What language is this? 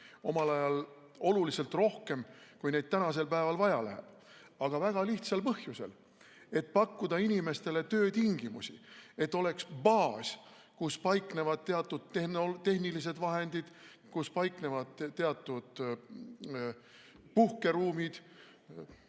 Estonian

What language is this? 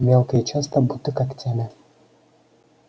Russian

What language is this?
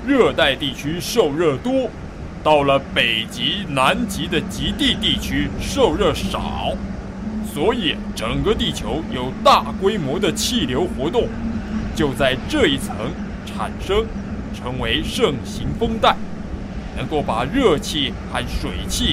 Chinese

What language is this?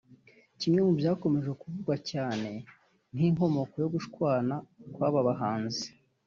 Kinyarwanda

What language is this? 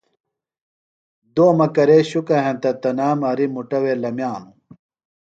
Phalura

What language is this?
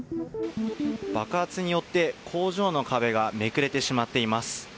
Japanese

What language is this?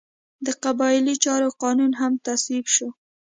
Pashto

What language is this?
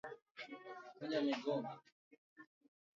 Swahili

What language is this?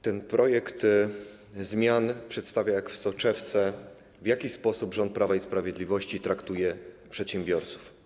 Polish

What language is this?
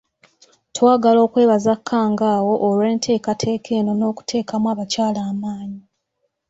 Ganda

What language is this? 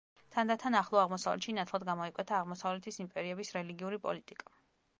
Georgian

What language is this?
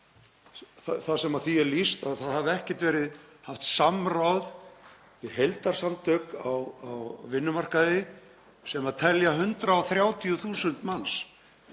Icelandic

